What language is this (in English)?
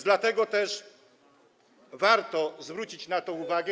Polish